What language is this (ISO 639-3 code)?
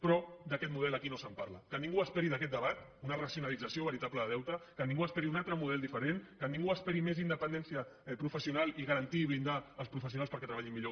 cat